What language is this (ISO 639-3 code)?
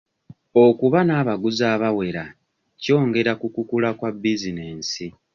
lug